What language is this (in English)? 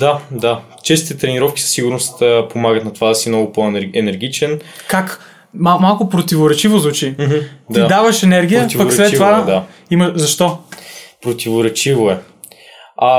Bulgarian